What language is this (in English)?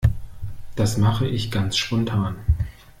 German